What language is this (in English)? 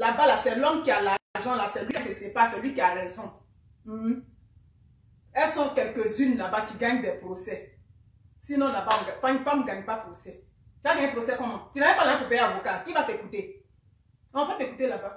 French